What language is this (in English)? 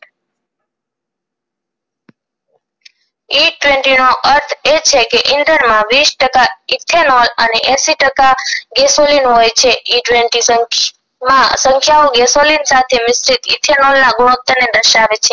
Gujarati